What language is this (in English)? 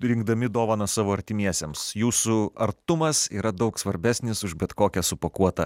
Lithuanian